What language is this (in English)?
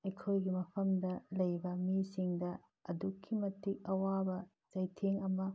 Manipuri